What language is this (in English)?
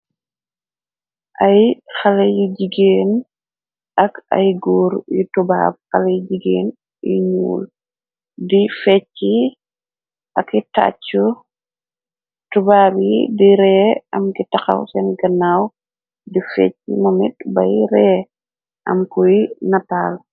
Wolof